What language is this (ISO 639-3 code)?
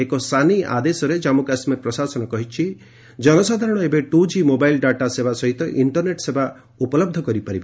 ori